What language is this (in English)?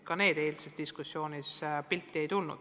Estonian